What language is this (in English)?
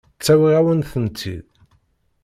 Kabyle